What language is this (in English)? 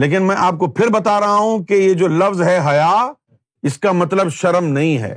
Urdu